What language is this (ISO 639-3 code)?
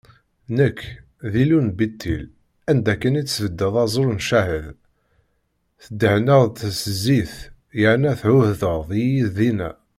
kab